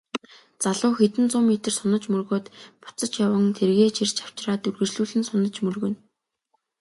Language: Mongolian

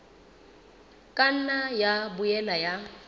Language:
Southern Sotho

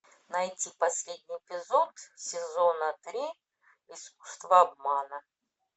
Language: Russian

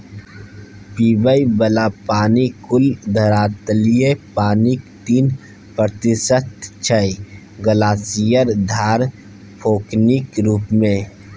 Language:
Maithili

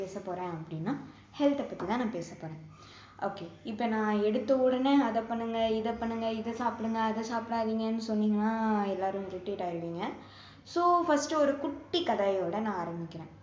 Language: Tamil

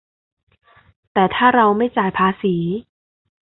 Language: Thai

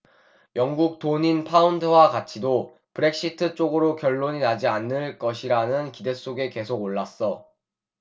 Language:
Korean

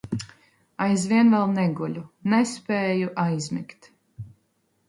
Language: Latvian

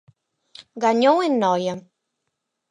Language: Galician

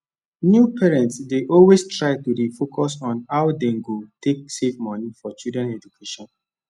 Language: Nigerian Pidgin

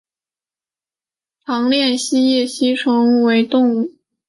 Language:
Chinese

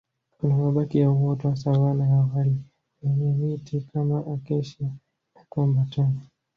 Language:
Swahili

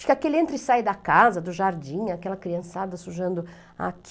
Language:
Portuguese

